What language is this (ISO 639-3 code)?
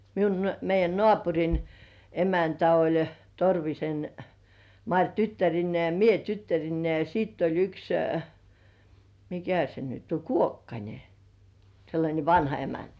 fin